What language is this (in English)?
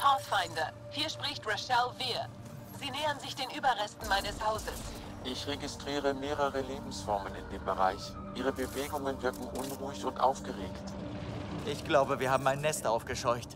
German